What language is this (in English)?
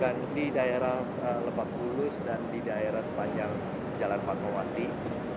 Indonesian